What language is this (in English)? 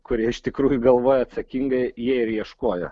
Lithuanian